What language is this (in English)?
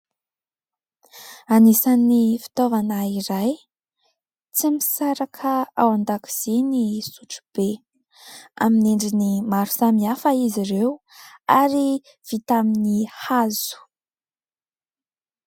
Malagasy